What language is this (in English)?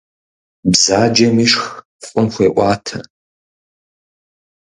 Kabardian